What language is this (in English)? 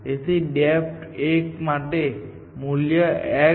Gujarati